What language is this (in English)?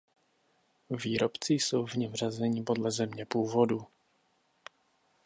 Czech